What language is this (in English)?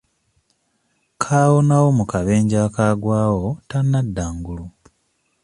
Ganda